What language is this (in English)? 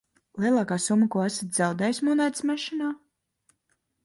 Latvian